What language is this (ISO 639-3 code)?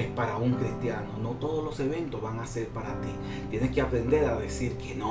spa